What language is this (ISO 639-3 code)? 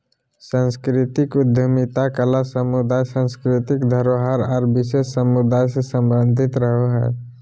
mag